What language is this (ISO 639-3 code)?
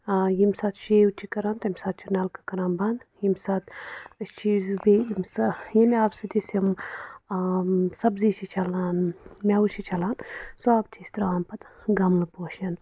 kas